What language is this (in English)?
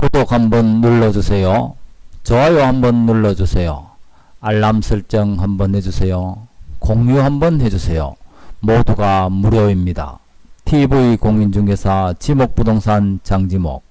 Korean